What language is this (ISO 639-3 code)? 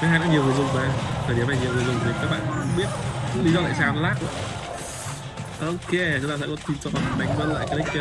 vie